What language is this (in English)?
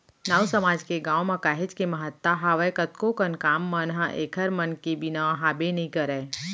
Chhattisgarhi